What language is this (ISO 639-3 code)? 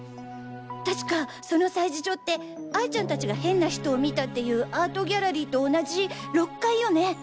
jpn